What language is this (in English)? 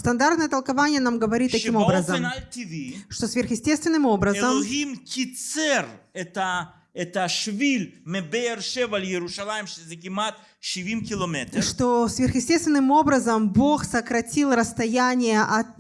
Russian